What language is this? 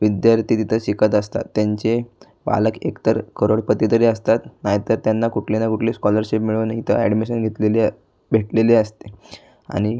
Marathi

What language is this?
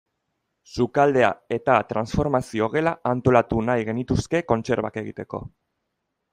Basque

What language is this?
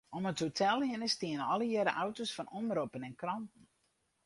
Western Frisian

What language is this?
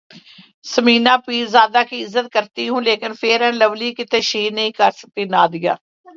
Urdu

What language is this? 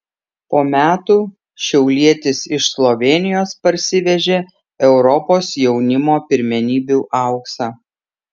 Lithuanian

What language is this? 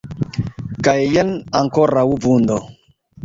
Esperanto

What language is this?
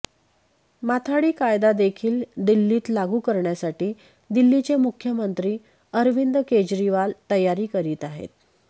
Marathi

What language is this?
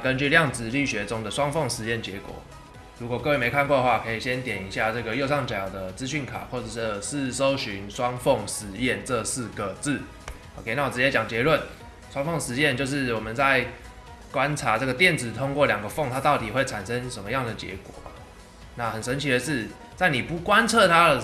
Chinese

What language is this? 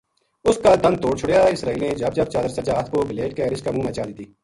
Gujari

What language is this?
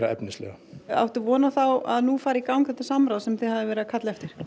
Icelandic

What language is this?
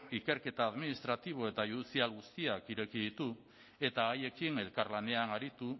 Basque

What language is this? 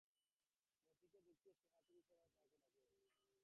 Bangla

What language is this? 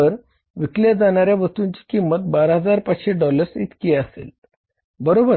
Marathi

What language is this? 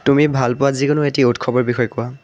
Assamese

